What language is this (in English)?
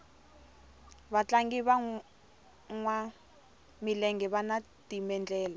Tsonga